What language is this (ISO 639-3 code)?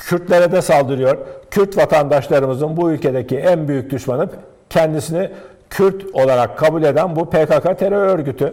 tur